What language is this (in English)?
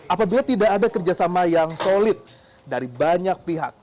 Indonesian